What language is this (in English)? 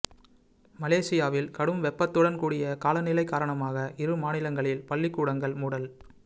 Tamil